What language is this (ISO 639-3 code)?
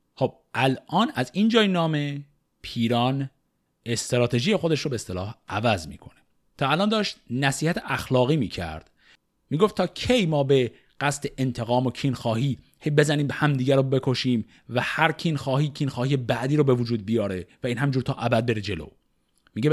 fas